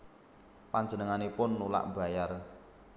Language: Javanese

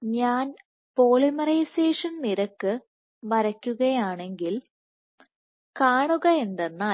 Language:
Malayalam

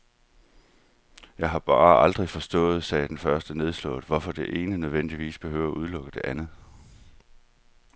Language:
Danish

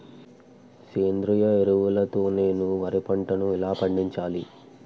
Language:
Telugu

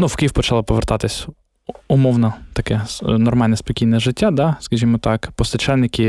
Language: Ukrainian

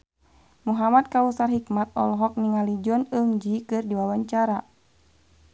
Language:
Sundanese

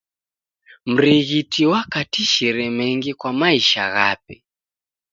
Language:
Taita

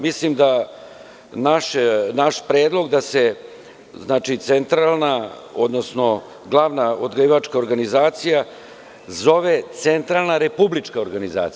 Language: Serbian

